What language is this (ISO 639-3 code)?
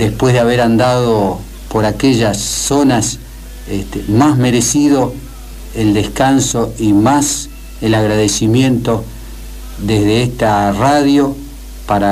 spa